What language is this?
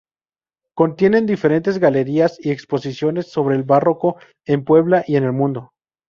Spanish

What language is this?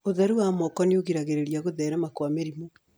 Kikuyu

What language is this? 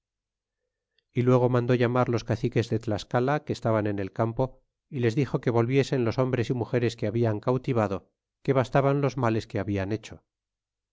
Spanish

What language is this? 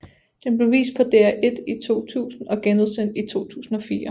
Danish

